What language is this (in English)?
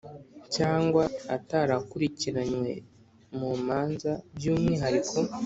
Kinyarwanda